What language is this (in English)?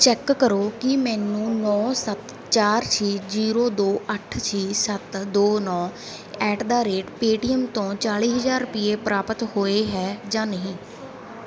Punjabi